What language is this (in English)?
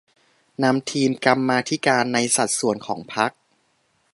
Thai